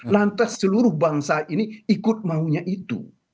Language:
Indonesian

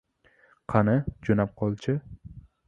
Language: Uzbek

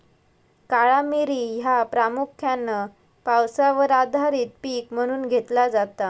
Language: Marathi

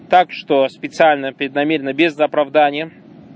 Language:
Russian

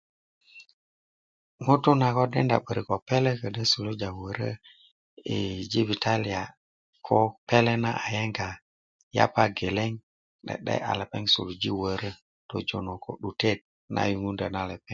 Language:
Kuku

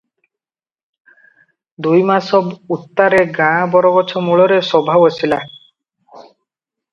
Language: Odia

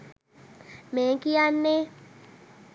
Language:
Sinhala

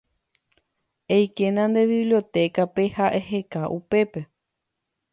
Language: Guarani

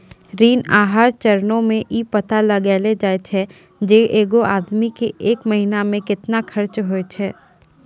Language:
Maithili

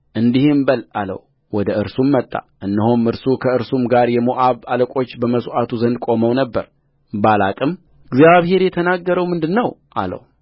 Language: Amharic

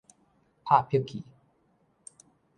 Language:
Min Nan Chinese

